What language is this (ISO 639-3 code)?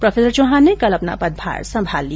hin